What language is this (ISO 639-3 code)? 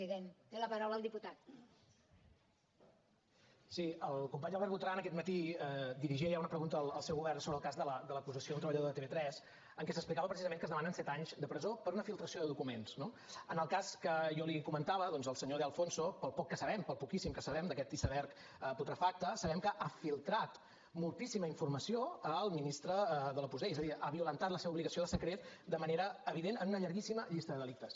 cat